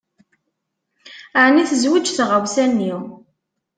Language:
Kabyle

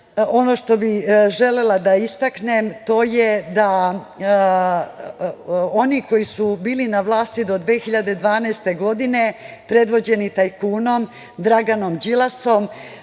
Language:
Serbian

